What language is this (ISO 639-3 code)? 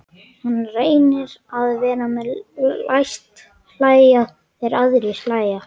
isl